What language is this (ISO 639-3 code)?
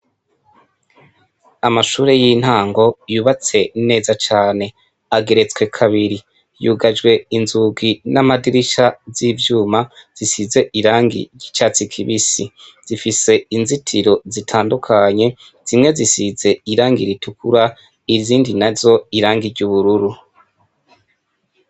run